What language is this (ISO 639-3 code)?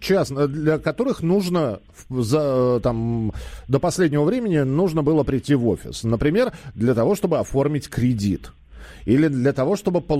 rus